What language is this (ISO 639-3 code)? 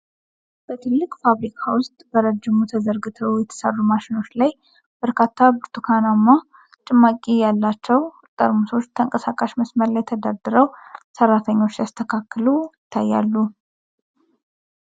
amh